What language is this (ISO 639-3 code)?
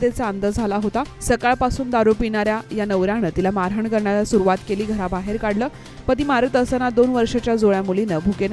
ron